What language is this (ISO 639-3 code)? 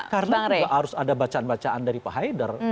ind